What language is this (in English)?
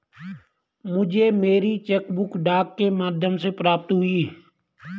Hindi